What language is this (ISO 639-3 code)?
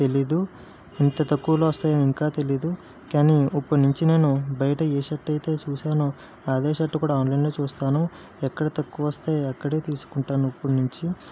tel